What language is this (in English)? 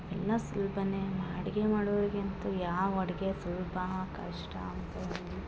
Kannada